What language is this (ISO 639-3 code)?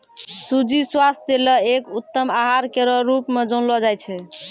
mai